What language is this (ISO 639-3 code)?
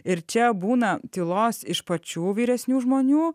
lit